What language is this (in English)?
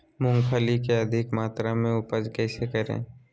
Magahi